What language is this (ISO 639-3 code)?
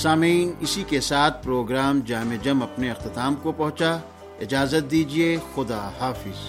urd